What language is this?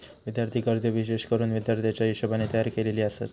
Marathi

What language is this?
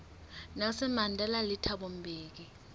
Southern Sotho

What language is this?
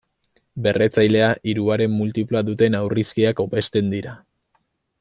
Basque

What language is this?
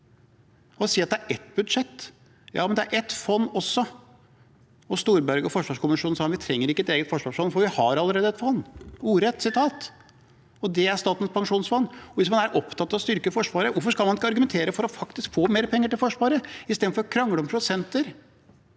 Norwegian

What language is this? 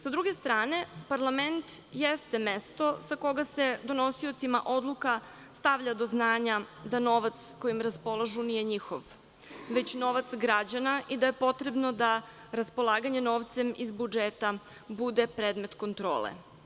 Serbian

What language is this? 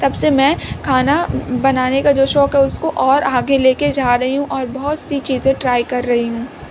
Urdu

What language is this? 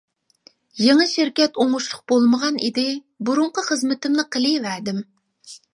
Uyghur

